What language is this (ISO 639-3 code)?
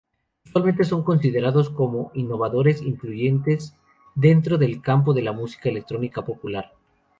spa